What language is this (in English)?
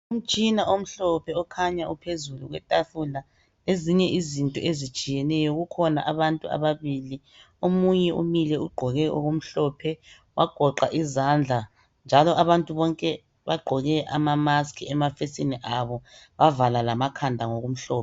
North Ndebele